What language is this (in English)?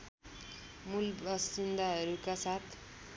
Nepali